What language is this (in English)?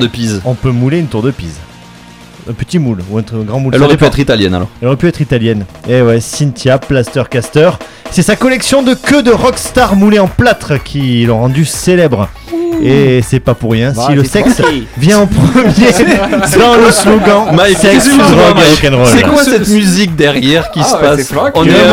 French